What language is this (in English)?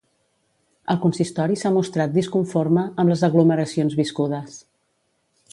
Catalan